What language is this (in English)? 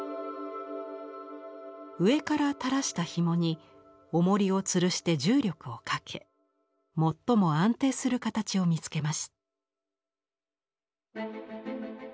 Japanese